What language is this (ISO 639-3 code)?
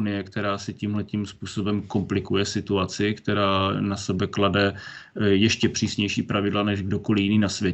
ces